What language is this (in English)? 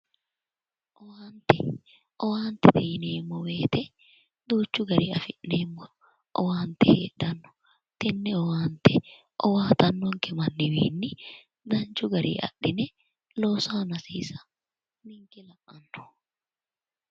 Sidamo